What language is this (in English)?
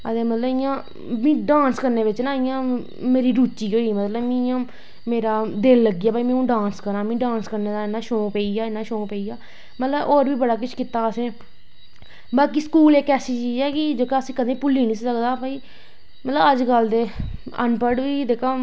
Dogri